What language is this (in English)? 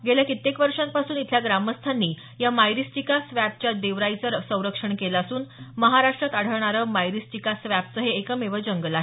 Marathi